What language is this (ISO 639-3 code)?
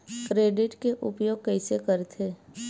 hne